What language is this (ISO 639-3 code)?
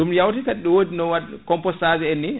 ful